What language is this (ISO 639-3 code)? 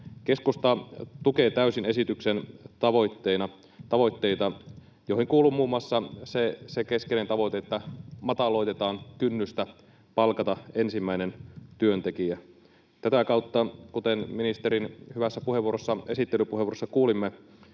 fin